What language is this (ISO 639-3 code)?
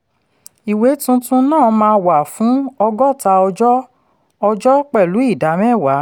yor